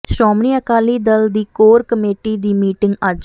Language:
Punjabi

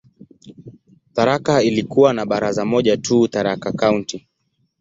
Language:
Swahili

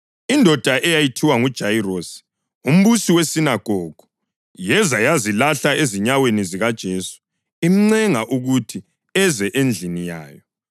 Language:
North Ndebele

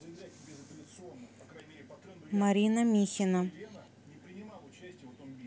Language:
Russian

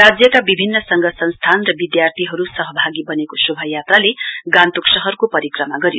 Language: Nepali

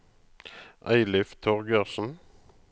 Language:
Norwegian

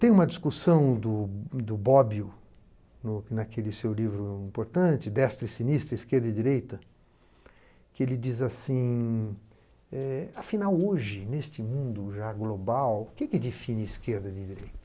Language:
Portuguese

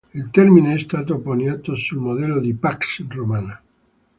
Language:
Italian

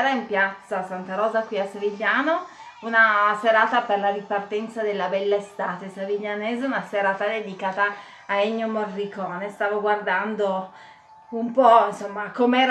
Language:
Italian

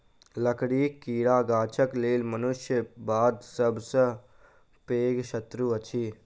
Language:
Maithili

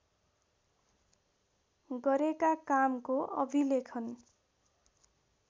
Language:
Nepali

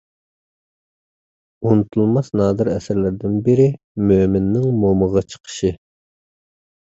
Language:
Uyghur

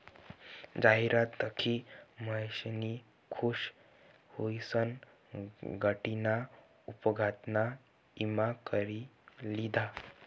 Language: Marathi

